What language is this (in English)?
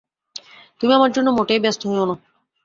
Bangla